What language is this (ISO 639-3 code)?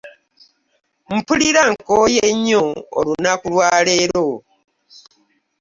lug